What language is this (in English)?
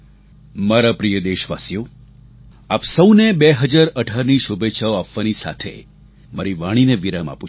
Gujarati